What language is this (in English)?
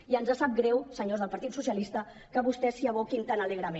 Catalan